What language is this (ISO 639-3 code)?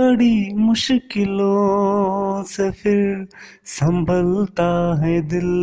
hin